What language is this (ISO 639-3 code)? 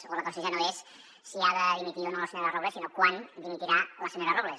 cat